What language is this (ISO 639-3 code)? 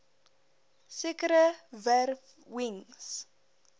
afr